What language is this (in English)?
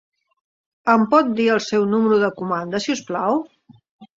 Catalan